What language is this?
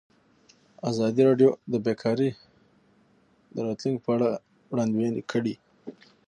Pashto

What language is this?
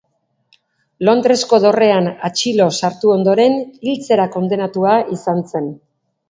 Basque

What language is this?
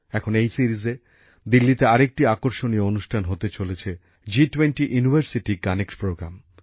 Bangla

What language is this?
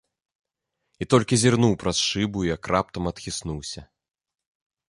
Belarusian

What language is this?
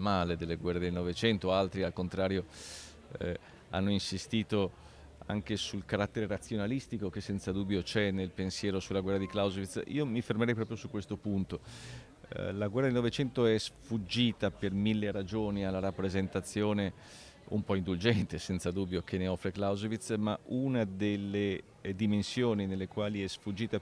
Italian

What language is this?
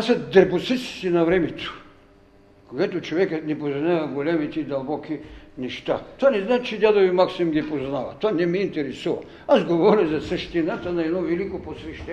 Bulgarian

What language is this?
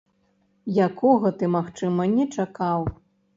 Belarusian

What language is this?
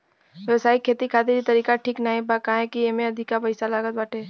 Bhojpuri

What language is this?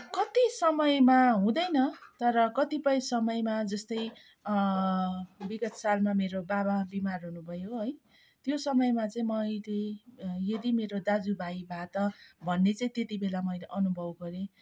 Nepali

